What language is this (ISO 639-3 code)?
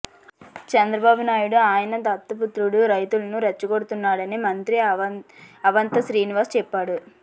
tel